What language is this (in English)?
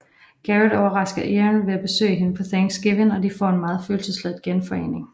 Danish